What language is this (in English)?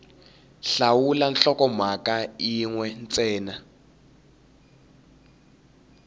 Tsonga